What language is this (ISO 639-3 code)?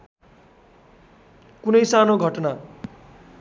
nep